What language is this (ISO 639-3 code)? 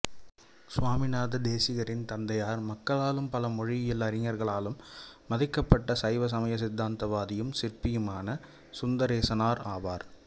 tam